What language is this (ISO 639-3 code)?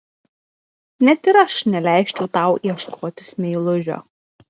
lit